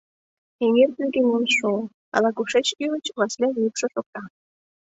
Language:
Mari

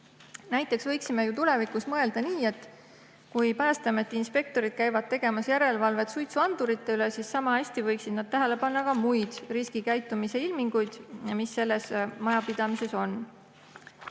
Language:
Estonian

